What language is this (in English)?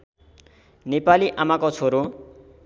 Nepali